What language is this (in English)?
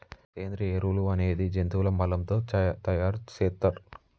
Telugu